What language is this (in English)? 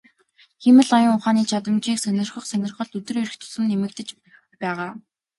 Mongolian